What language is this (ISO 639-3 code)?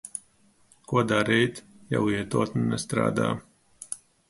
lav